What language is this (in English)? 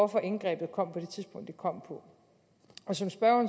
Danish